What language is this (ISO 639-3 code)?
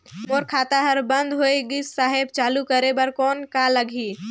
hne